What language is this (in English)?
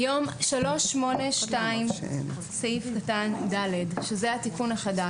Hebrew